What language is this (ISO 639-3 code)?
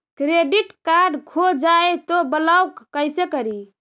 mag